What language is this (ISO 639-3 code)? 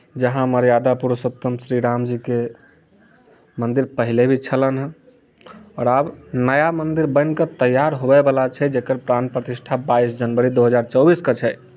mai